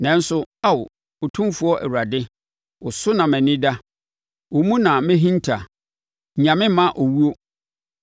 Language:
Akan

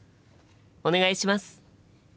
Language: Japanese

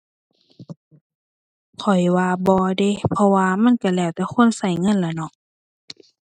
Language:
Thai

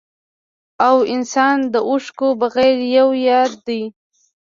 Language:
Pashto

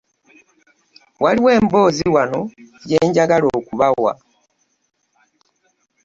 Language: Ganda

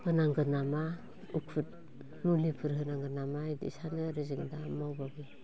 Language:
Bodo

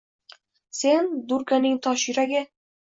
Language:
Uzbek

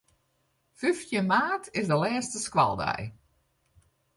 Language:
Western Frisian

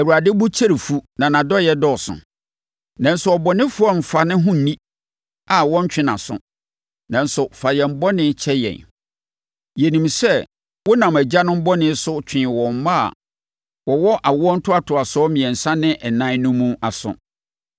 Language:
Akan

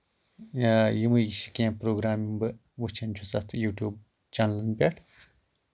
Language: Kashmiri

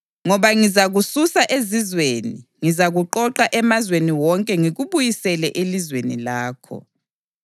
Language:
North Ndebele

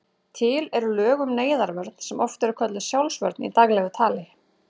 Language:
Icelandic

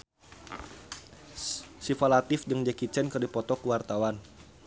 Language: Sundanese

